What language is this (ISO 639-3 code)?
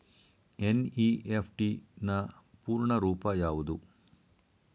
kan